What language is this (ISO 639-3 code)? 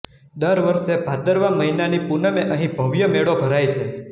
guj